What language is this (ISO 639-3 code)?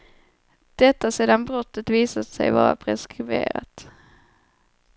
swe